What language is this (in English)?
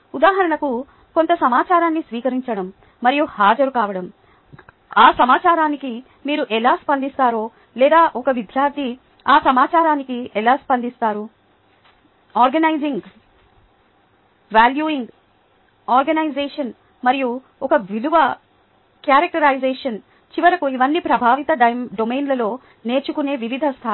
Telugu